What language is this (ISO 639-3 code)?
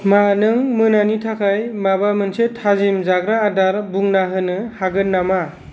brx